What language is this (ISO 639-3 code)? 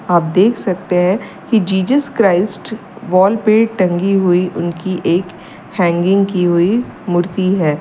hin